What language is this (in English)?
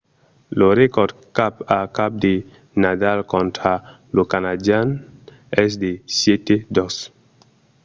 Occitan